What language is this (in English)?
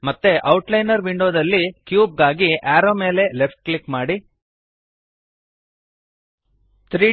Kannada